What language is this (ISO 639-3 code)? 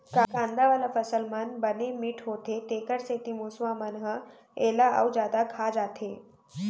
hne